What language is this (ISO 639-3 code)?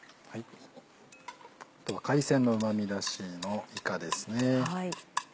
jpn